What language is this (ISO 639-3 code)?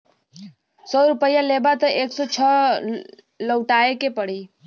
bho